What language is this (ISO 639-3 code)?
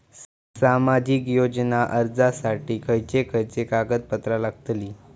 mar